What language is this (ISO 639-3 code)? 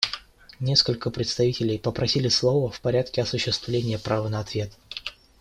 rus